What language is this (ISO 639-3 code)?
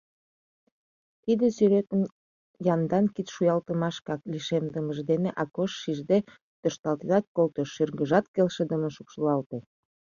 chm